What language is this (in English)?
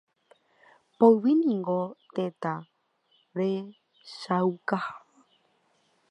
Guarani